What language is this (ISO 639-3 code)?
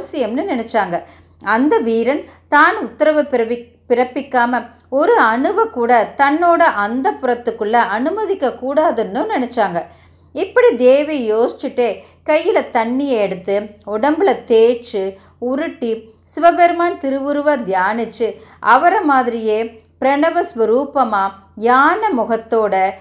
tam